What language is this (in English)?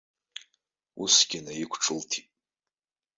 Abkhazian